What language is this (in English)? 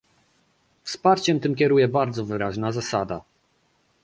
Polish